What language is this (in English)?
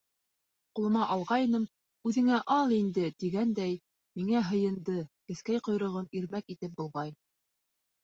Bashkir